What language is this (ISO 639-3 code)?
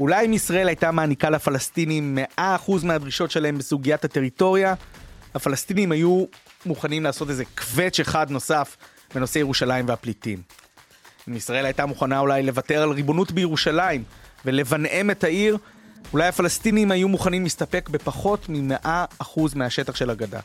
heb